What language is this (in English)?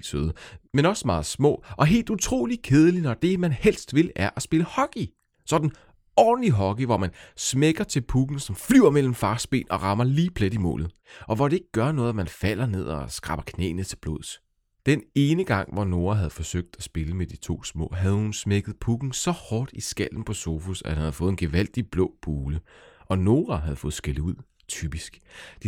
Danish